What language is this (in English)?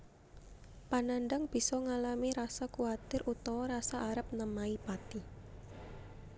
Javanese